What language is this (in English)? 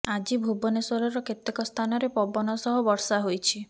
Odia